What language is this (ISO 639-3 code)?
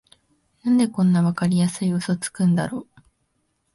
jpn